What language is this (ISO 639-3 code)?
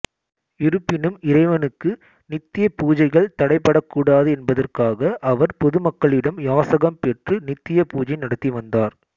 tam